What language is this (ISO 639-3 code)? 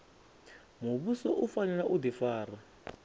ven